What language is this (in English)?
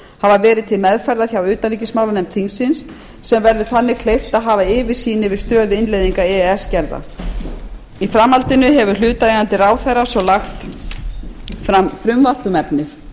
Icelandic